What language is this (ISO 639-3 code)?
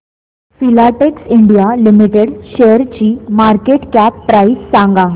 mar